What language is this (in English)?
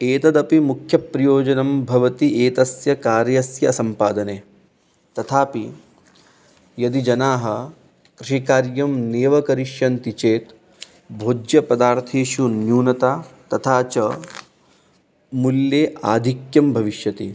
Sanskrit